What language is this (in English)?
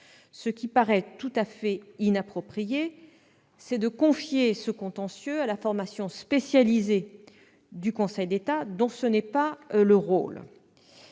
French